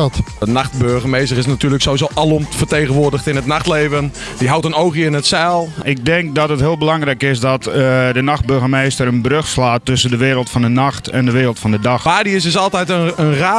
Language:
Dutch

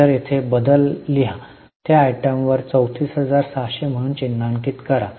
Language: Marathi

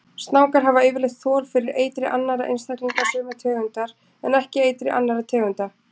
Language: Icelandic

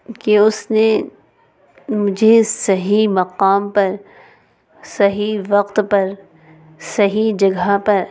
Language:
Urdu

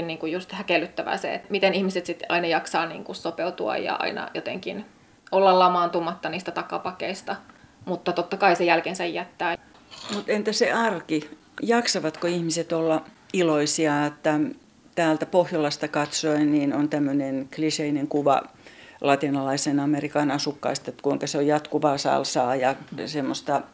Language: Finnish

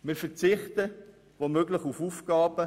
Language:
Swiss German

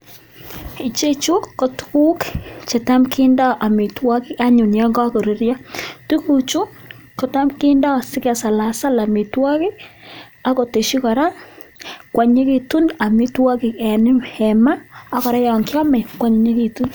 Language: Kalenjin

